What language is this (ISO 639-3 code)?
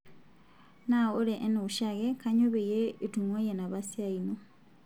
mas